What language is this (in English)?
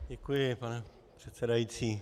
Czech